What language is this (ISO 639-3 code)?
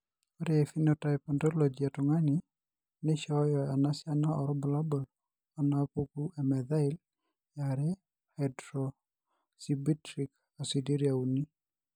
mas